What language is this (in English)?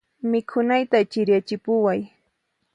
Puno Quechua